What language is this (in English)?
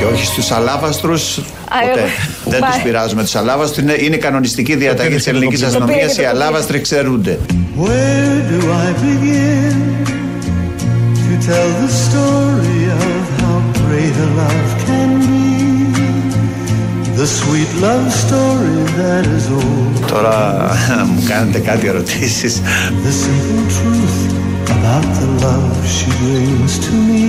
Greek